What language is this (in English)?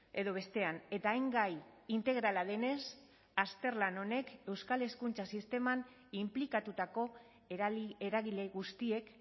Basque